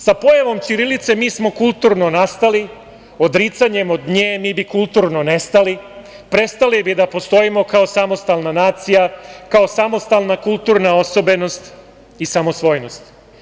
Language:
Serbian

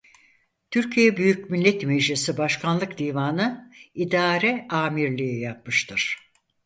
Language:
Turkish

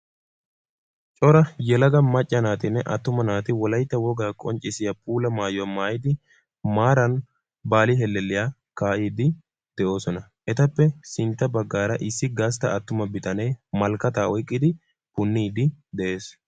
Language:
Wolaytta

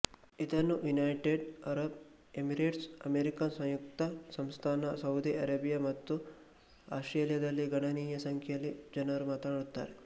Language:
Kannada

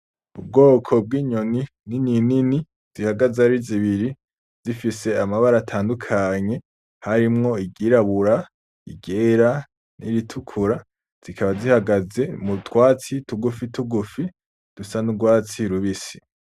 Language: Rundi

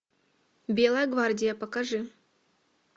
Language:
Russian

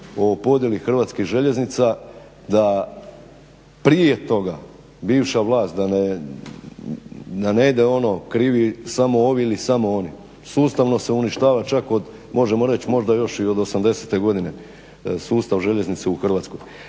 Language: Croatian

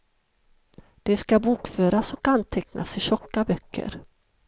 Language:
Swedish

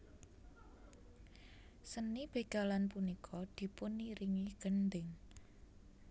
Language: Javanese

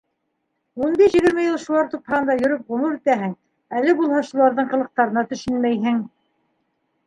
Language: Bashkir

